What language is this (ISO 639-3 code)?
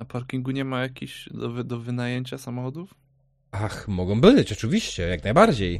pol